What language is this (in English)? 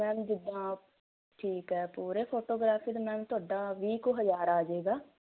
Punjabi